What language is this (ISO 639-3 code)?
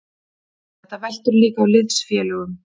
isl